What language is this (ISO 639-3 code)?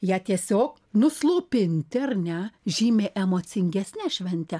lit